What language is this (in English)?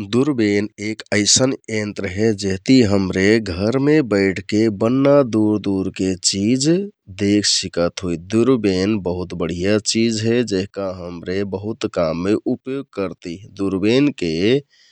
Kathoriya Tharu